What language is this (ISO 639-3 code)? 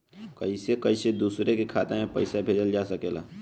bho